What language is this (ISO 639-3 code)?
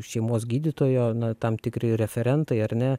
lit